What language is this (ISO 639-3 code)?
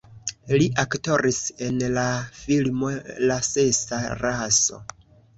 epo